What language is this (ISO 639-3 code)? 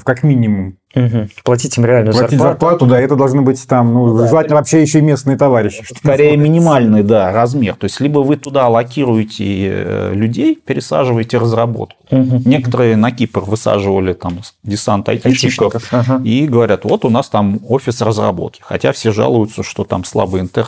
rus